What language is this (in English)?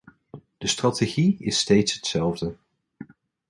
Dutch